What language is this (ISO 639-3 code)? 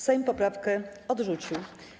pol